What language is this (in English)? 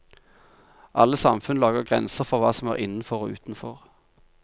Norwegian